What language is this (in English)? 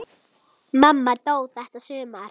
Icelandic